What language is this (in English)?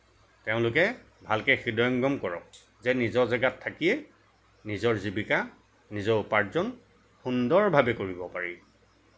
Assamese